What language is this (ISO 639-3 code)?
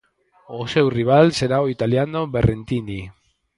glg